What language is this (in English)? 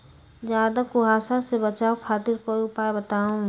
Magahi